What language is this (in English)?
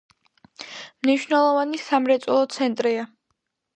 Georgian